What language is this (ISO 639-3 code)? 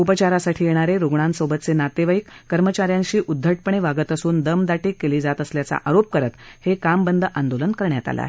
mar